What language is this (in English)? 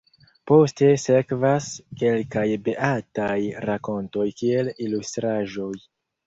Esperanto